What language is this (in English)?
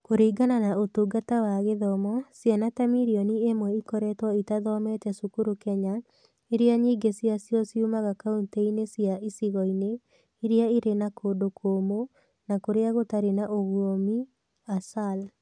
Kikuyu